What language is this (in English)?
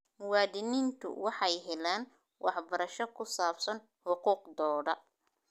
Somali